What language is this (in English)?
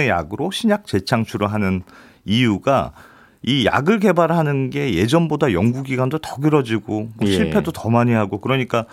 Korean